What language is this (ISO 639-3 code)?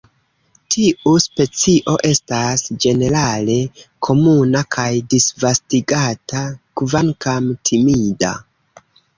epo